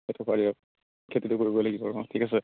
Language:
Assamese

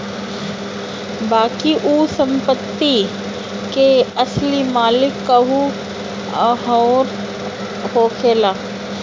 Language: Bhojpuri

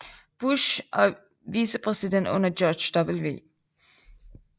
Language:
Danish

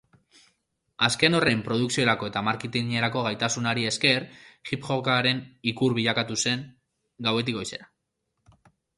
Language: Basque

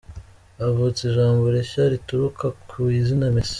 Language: Kinyarwanda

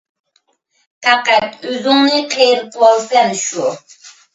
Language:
Uyghur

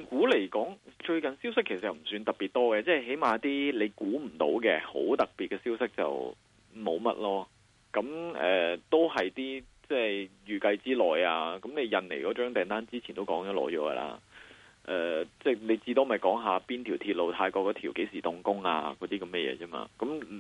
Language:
Chinese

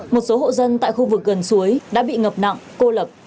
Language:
Vietnamese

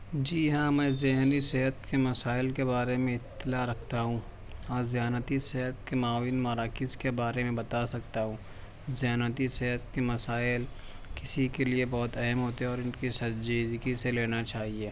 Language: Urdu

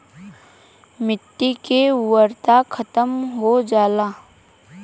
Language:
Bhojpuri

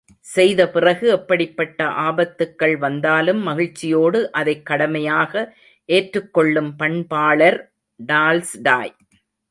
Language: Tamil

